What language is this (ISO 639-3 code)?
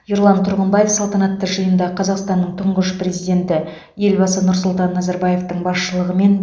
kaz